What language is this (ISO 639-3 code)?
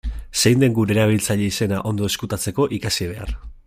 eus